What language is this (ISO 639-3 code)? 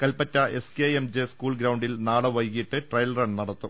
mal